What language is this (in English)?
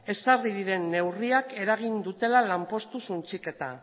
Basque